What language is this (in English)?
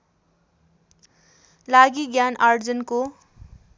Nepali